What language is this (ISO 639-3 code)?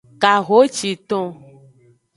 ajg